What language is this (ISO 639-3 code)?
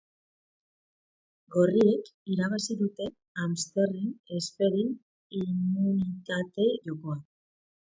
eus